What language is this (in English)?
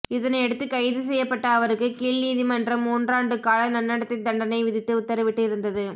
Tamil